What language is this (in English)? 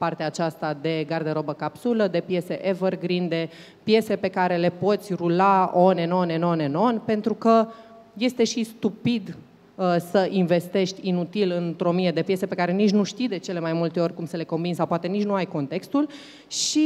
Romanian